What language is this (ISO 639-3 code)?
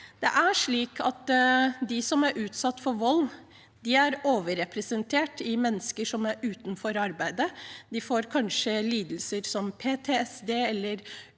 nor